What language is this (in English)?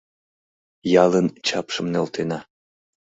Mari